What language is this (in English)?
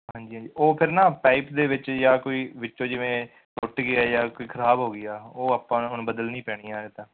Punjabi